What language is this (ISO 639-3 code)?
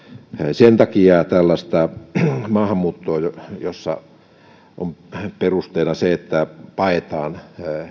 fin